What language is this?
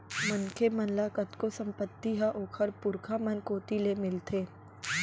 Chhattisgarhi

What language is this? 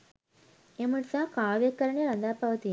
Sinhala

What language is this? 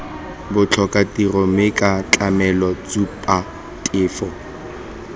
Tswana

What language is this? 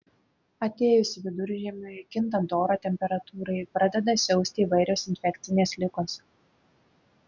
Lithuanian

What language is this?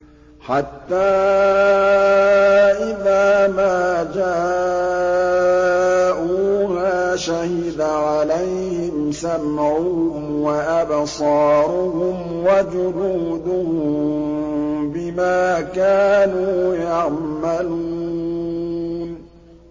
Arabic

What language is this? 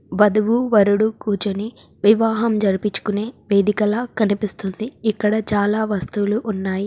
Telugu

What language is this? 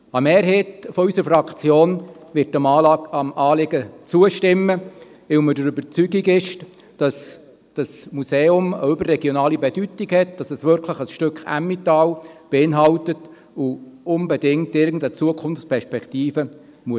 Swiss German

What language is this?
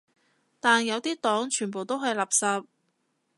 Cantonese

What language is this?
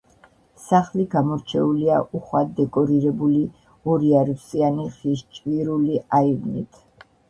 Georgian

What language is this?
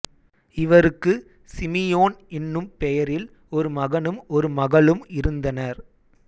Tamil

